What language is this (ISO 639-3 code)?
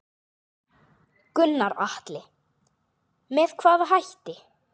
isl